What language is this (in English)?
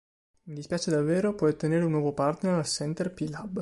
Italian